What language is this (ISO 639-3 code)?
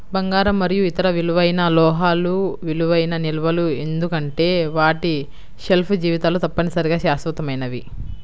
tel